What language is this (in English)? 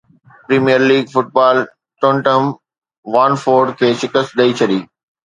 Sindhi